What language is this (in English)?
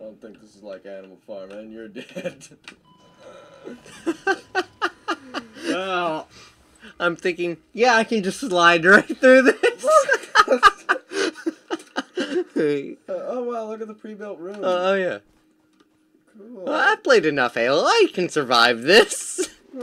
English